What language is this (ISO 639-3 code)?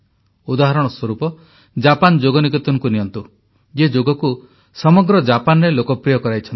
ori